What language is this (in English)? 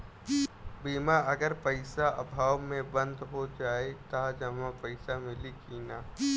Bhojpuri